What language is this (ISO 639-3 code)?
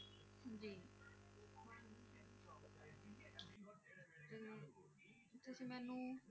pan